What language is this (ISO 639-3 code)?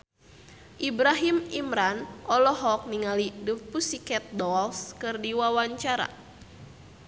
sun